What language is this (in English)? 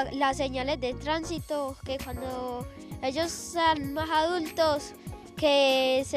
Spanish